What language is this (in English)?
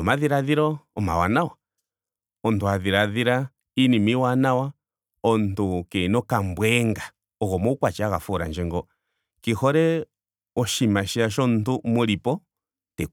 Ndonga